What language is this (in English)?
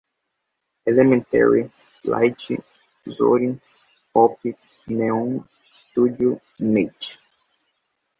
Portuguese